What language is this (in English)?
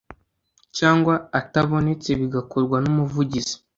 Kinyarwanda